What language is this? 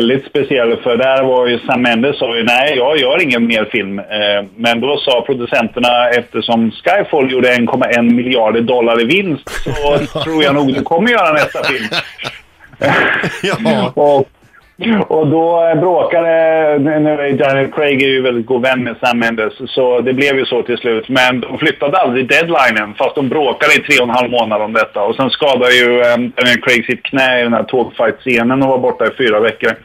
Swedish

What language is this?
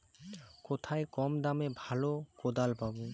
Bangla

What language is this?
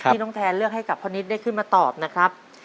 Thai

